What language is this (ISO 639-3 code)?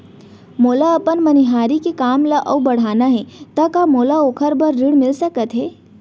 hne